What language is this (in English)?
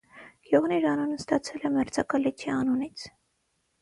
Armenian